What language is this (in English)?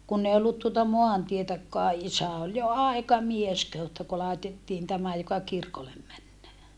Finnish